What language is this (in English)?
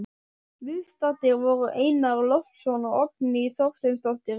Icelandic